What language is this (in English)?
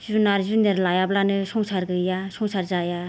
Bodo